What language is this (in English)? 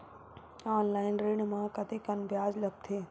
Chhattisgarhi